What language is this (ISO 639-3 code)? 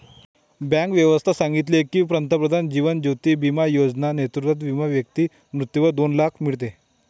mar